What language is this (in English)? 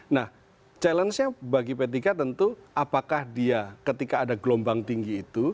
Indonesian